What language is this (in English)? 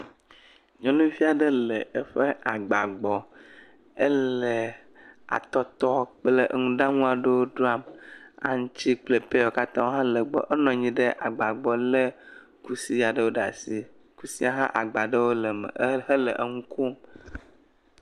Ewe